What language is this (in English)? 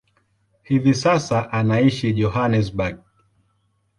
Swahili